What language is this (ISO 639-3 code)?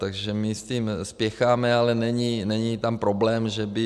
ces